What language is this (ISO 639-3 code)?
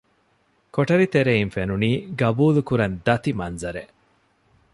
div